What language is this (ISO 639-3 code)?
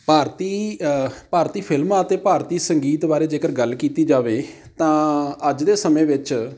pan